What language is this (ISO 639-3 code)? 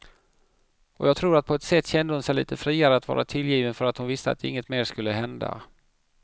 swe